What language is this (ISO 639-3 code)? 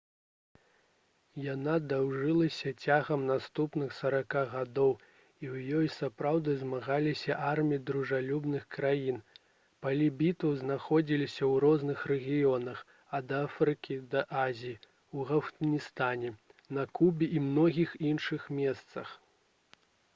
bel